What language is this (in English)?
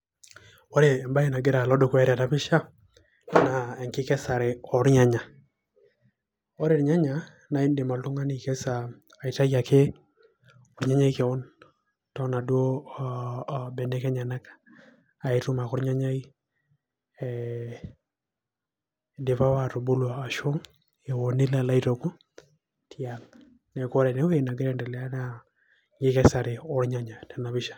Masai